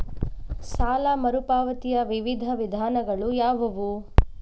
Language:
Kannada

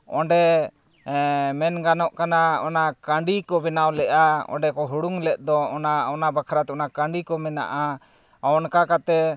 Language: Santali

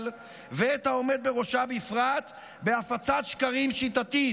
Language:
Hebrew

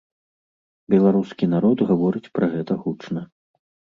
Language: Belarusian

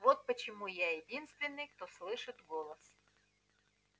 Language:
Russian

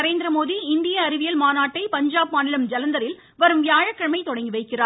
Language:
Tamil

